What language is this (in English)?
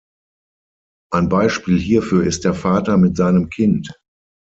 German